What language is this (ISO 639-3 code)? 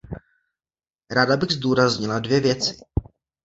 ces